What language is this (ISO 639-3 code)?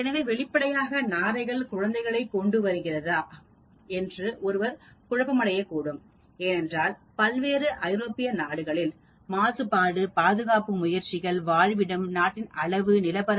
tam